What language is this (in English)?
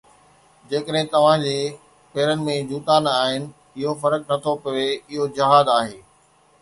Sindhi